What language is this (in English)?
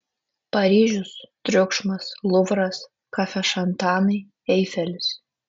Lithuanian